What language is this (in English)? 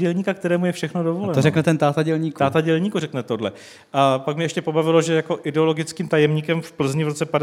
Czech